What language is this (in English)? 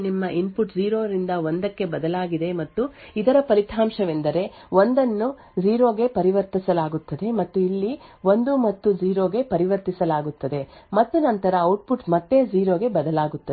Kannada